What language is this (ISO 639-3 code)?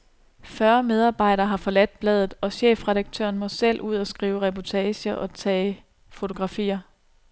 dan